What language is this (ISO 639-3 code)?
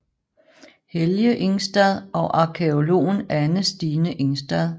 dan